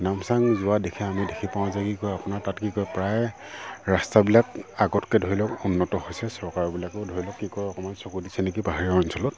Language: Assamese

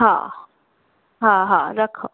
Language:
Sindhi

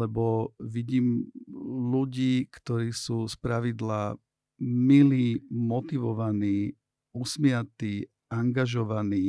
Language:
Slovak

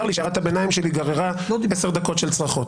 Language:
Hebrew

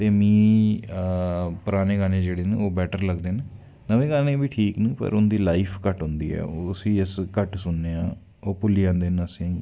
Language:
Dogri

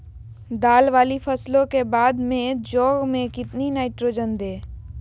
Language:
Magahi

